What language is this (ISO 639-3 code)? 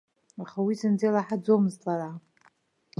abk